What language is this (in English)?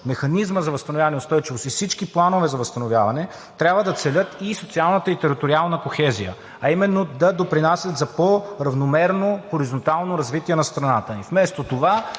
Bulgarian